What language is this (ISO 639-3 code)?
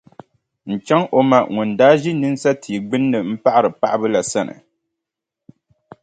dag